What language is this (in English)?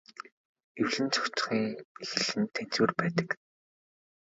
Mongolian